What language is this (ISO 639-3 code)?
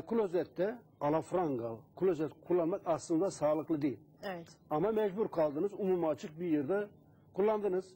tur